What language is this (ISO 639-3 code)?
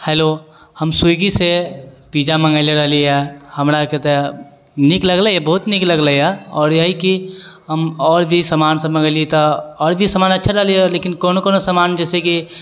mai